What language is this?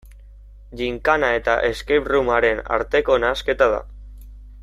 Basque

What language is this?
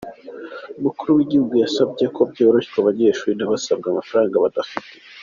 Kinyarwanda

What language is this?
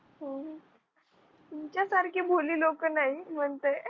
Marathi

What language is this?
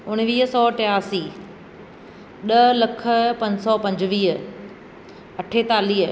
Sindhi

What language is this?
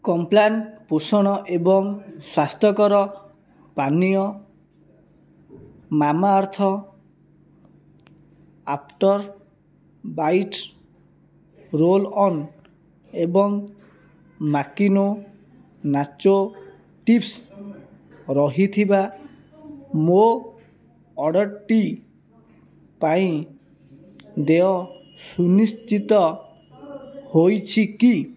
Odia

